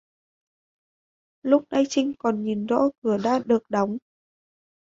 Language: Vietnamese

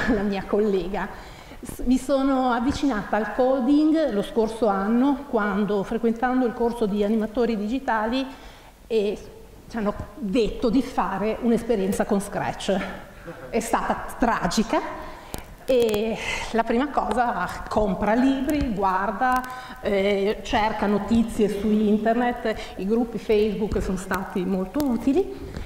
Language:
Italian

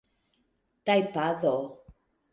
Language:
Esperanto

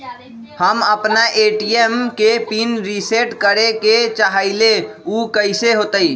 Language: Magahi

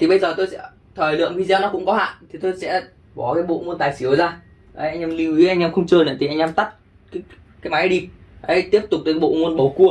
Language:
Vietnamese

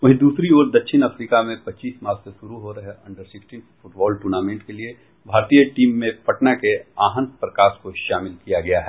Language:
Hindi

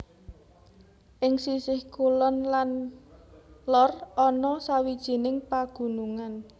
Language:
Javanese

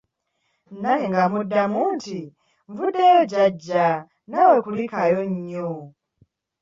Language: Ganda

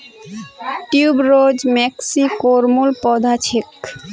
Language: Magahi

